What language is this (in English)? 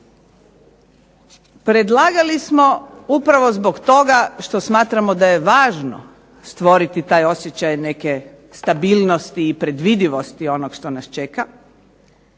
Croatian